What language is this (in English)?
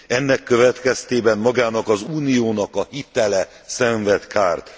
Hungarian